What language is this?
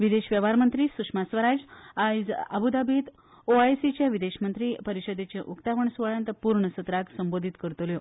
Konkani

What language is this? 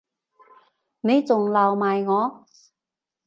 Cantonese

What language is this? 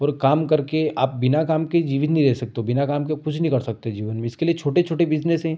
Hindi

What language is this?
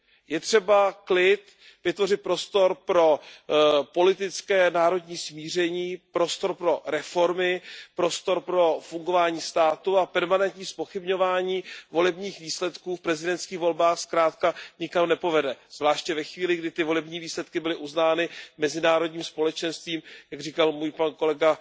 Czech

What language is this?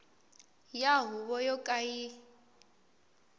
Tsonga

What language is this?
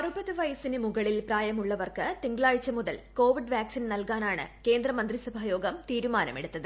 Malayalam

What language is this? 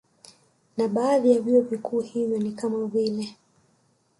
Swahili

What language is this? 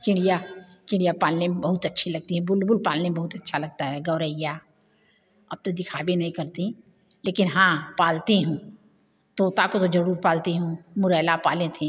Hindi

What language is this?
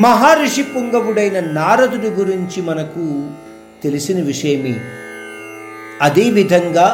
Hindi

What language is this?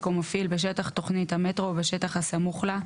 Hebrew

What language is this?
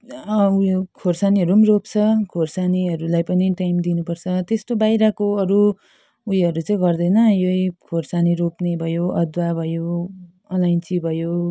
Nepali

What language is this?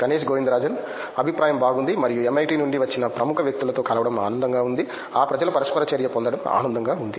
Telugu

